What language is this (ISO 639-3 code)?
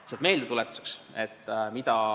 est